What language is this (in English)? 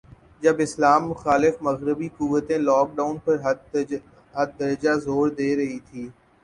Urdu